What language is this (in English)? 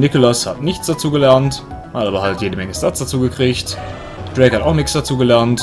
German